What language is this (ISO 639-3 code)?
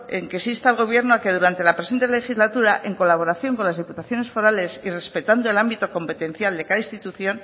spa